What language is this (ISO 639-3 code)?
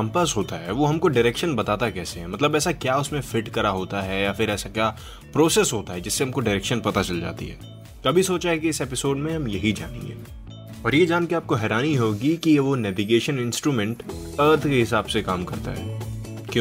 hin